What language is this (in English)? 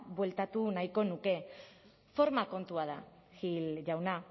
Basque